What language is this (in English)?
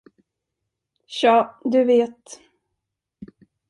Swedish